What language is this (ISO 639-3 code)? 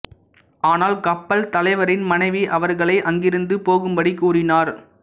tam